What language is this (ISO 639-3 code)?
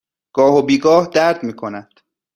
fas